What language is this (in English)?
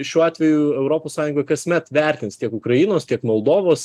Lithuanian